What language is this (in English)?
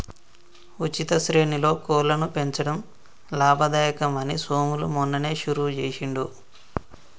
Telugu